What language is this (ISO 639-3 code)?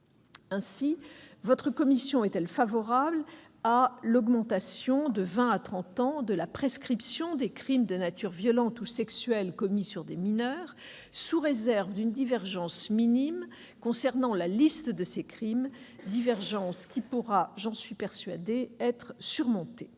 fra